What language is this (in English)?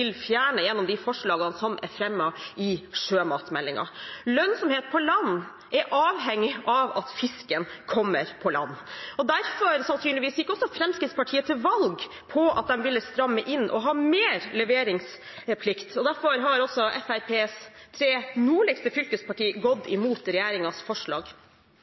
Norwegian Bokmål